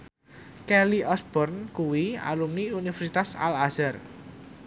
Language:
Javanese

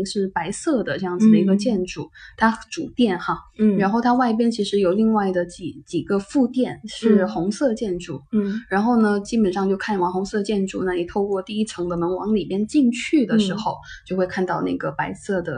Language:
Chinese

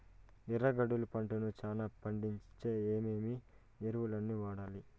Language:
Telugu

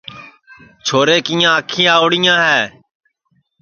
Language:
Sansi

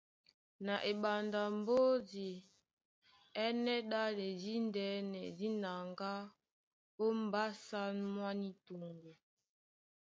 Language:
Duala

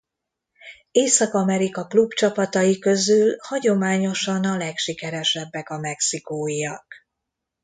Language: Hungarian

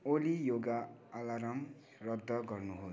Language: Nepali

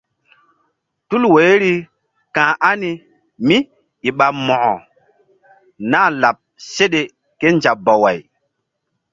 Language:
Mbum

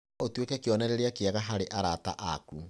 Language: Kikuyu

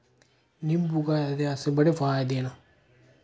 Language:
Dogri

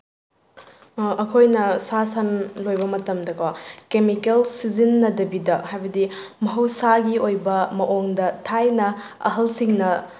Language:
Manipuri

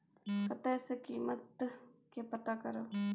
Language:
Maithili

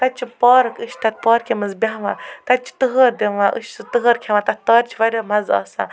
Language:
Kashmiri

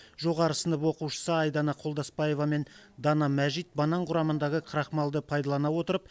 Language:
Kazakh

